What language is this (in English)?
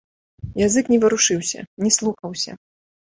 Belarusian